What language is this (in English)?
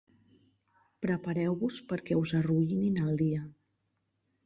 Catalan